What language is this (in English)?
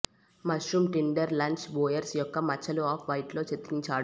Telugu